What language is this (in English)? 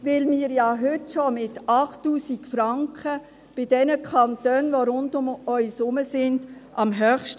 Swiss German